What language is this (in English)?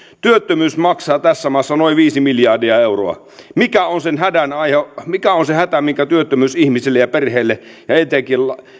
Finnish